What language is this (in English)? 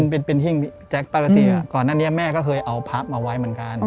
Thai